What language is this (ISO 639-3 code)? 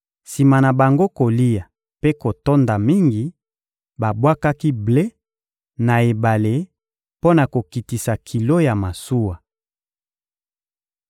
lin